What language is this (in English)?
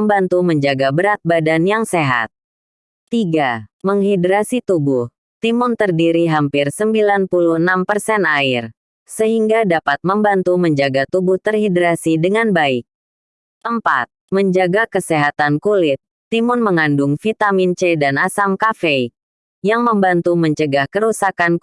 Indonesian